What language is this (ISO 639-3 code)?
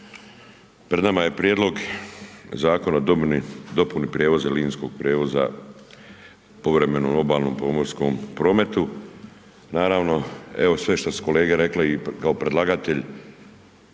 hrv